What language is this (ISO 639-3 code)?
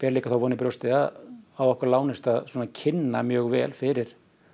isl